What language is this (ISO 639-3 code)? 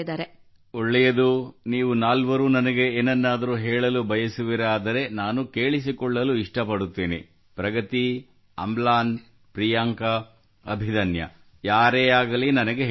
kan